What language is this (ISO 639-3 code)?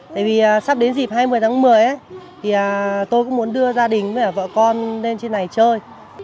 vie